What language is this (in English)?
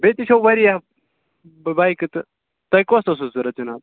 Kashmiri